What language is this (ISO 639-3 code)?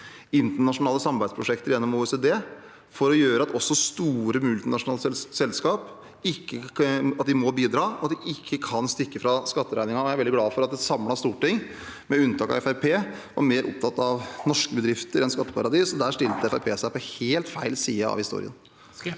nor